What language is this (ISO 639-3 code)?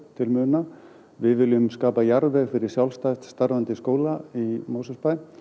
isl